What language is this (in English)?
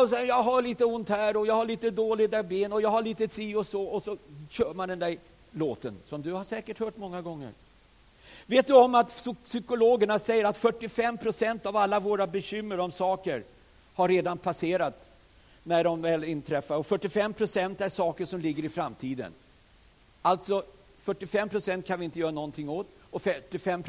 Swedish